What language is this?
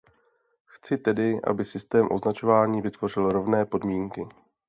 Czech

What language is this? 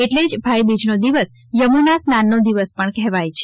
Gujarati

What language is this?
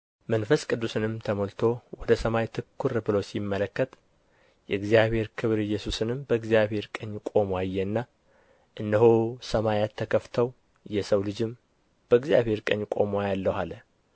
Amharic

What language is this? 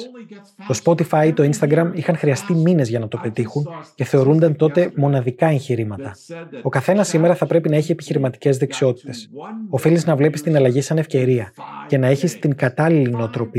Greek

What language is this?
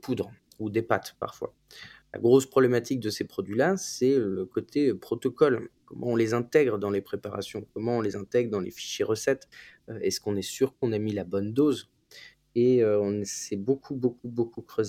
French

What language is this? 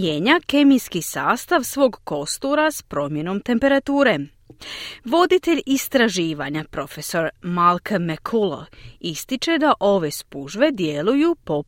Croatian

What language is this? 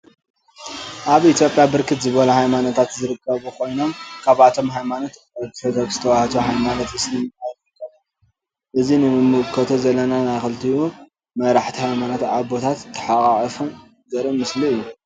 Tigrinya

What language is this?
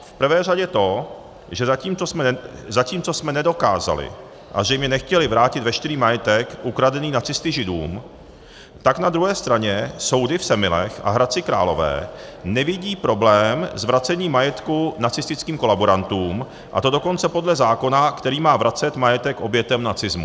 Czech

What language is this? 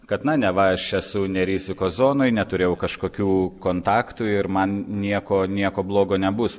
Lithuanian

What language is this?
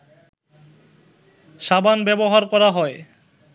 Bangla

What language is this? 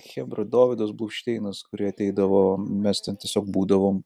Lithuanian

